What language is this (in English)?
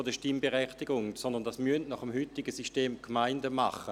Swiss German